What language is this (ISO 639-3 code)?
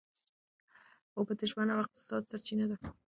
pus